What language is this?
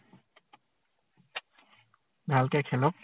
Assamese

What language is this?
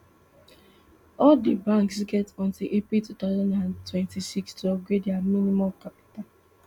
Nigerian Pidgin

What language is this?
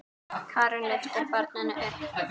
Icelandic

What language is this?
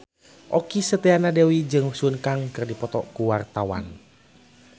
Sundanese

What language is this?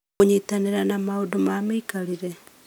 Kikuyu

